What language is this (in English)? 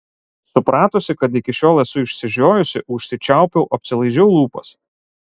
Lithuanian